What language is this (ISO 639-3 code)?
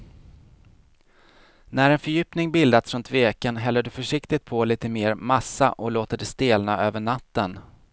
swe